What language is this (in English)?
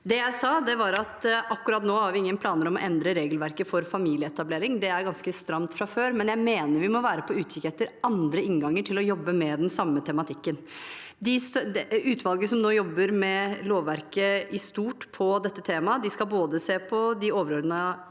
Norwegian